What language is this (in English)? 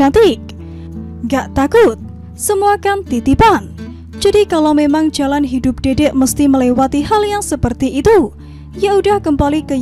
Indonesian